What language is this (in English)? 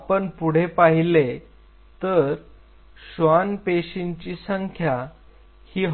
Marathi